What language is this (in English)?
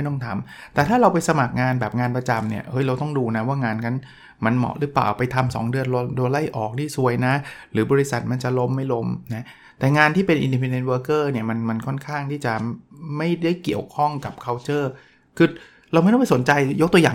Thai